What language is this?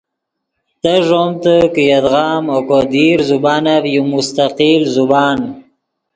Yidgha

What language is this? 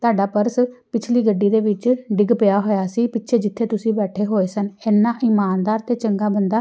Punjabi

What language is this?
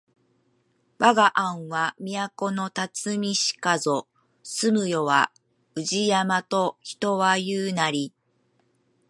Japanese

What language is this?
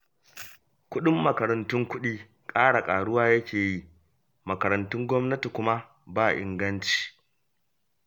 Hausa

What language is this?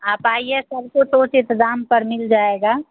Hindi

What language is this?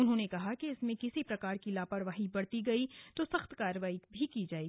Hindi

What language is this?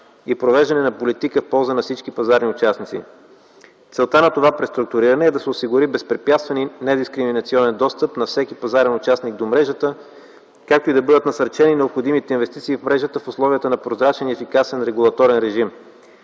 Bulgarian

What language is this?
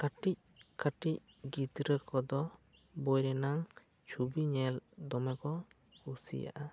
Santali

